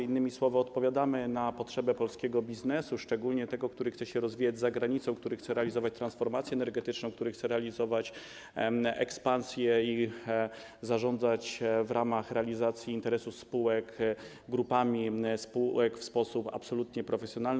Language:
Polish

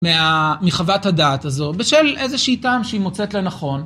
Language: Hebrew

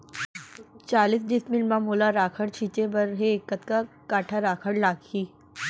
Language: Chhattisgarhi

